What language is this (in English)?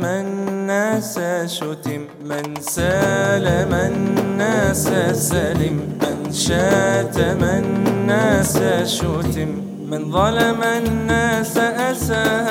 Arabic